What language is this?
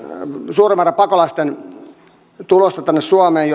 Finnish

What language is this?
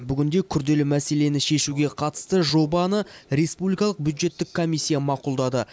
Kazakh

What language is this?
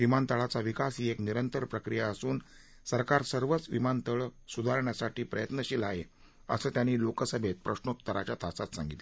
Marathi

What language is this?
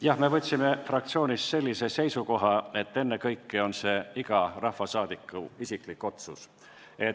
Estonian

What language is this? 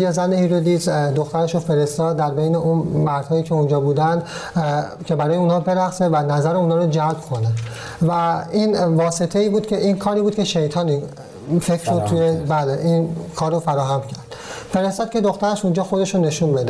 Persian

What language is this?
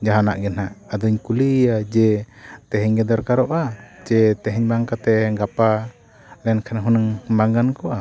Santali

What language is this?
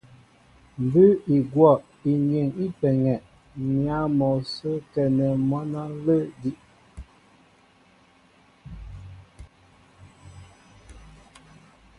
Mbo (Cameroon)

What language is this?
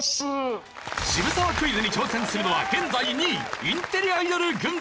Japanese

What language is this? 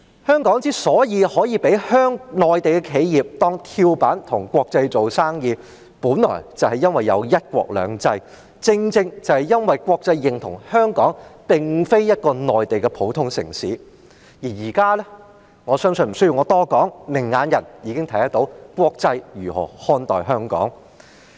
Cantonese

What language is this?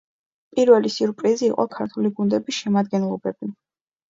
Georgian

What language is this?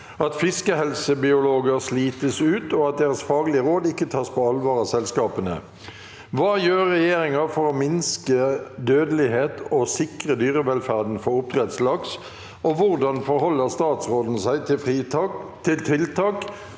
Norwegian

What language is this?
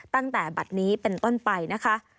Thai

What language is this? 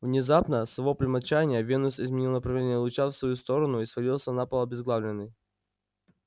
Russian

